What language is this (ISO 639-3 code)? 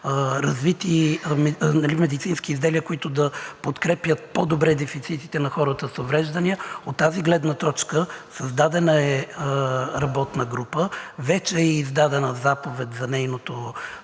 bul